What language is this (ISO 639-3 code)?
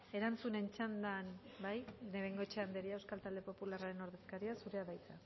eus